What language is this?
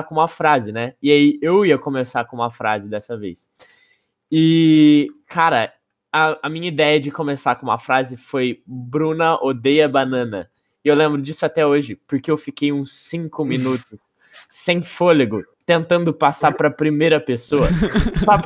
Portuguese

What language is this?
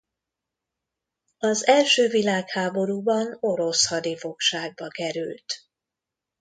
Hungarian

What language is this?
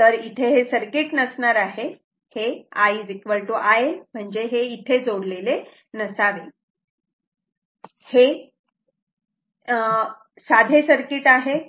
Marathi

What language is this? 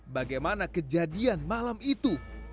Indonesian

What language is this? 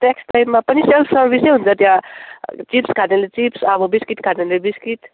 Nepali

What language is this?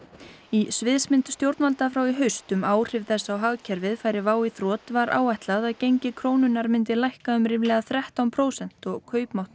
Icelandic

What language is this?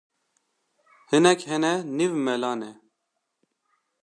Kurdish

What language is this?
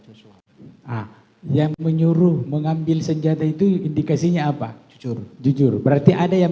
Indonesian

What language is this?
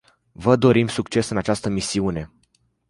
Romanian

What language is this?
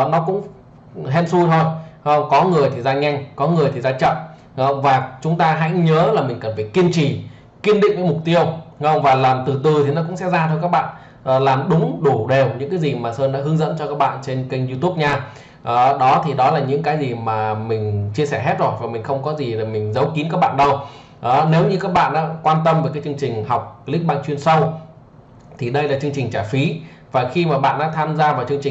Vietnamese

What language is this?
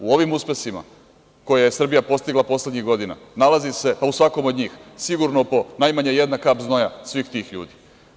Serbian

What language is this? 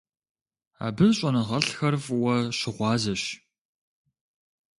Kabardian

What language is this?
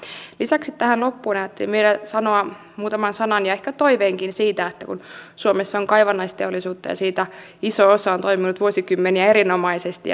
Finnish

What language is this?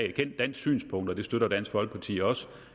Danish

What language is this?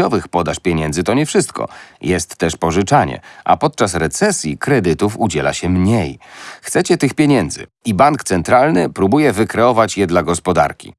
Polish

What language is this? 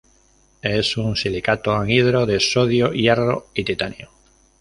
Spanish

